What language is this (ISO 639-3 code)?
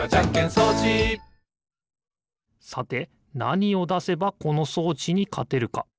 jpn